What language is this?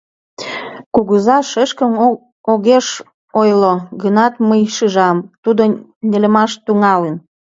Mari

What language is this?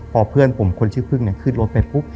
Thai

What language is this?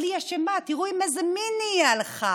Hebrew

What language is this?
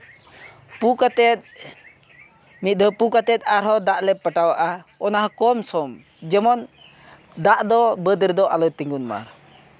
Santali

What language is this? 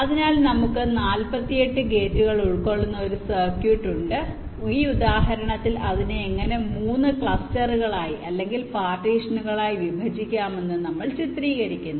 Malayalam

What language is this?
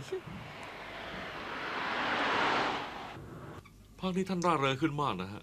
Thai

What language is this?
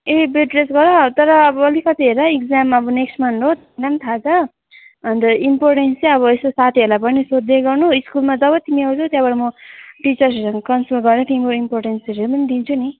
Nepali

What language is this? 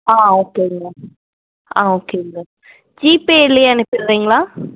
Tamil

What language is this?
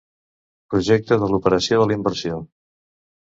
Catalan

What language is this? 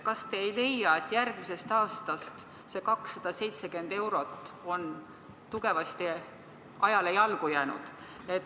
Estonian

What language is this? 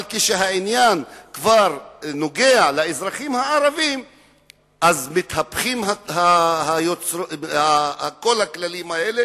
Hebrew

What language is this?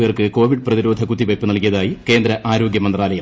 Malayalam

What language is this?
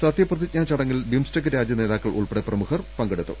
Malayalam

